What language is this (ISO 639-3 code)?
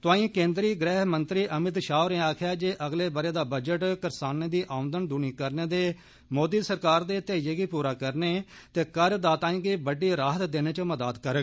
doi